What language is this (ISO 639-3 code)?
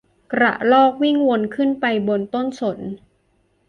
tha